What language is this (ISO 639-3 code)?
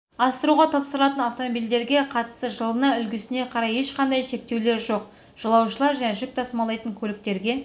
kaz